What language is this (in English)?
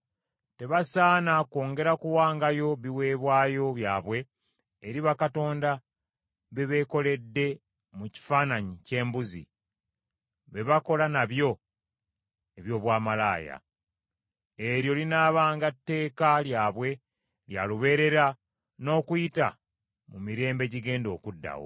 Ganda